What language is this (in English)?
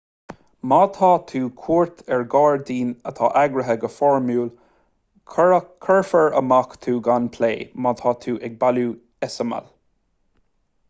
Irish